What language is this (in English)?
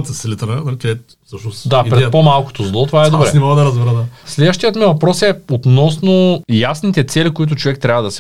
Bulgarian